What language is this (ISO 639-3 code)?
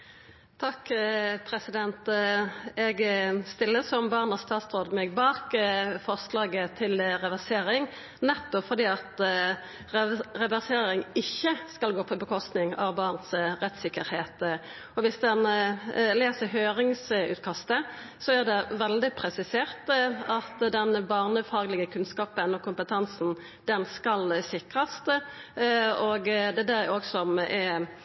nno